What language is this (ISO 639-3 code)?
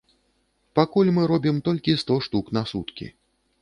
bel